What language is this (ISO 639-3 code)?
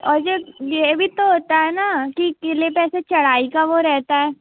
hin